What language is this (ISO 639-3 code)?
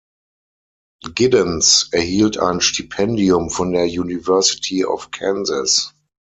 deu